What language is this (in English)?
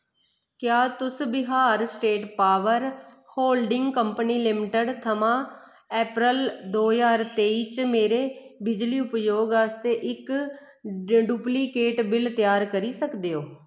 Dogri